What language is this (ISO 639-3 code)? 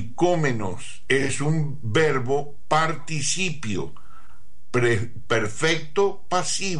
spa